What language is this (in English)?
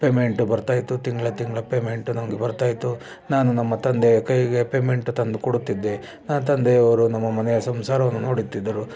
Kannada